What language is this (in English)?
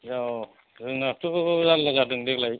Bodo